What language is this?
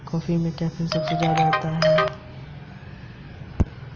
Hindi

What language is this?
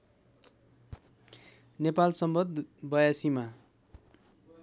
Nepali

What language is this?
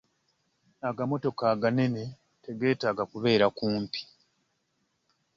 Ganda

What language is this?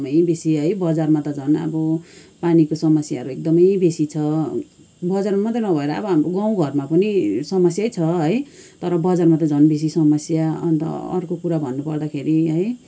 Nepali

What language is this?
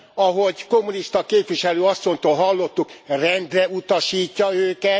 Hungarian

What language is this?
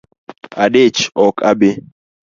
Luo (Kenya and Tanzania)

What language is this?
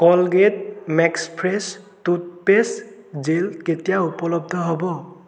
Assamese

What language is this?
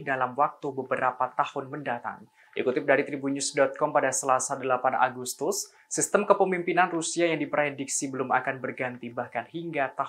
Indonesian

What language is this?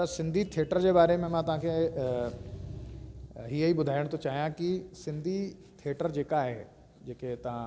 Sindhi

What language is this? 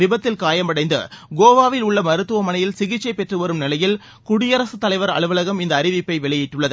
Tamil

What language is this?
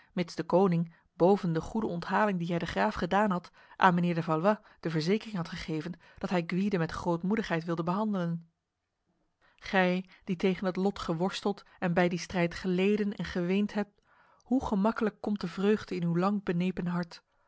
Dutch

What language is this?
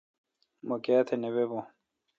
Kalkoti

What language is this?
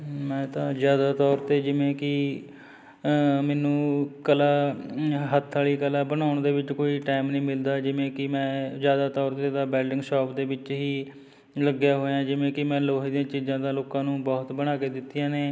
Punjabi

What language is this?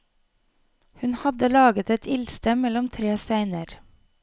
Norwegian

